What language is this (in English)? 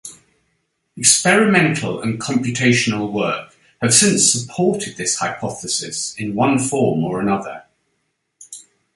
English